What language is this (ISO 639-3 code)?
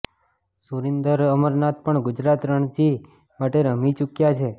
guj